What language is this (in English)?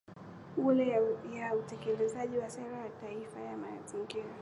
Swahili